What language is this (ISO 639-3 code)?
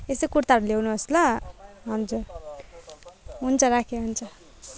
nep